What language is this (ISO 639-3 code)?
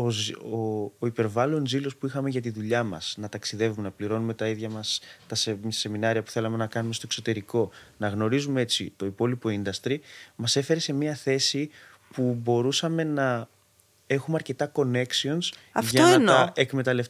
ell